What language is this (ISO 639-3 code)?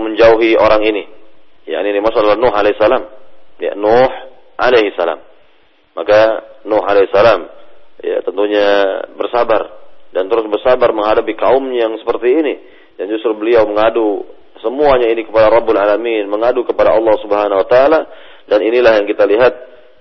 msa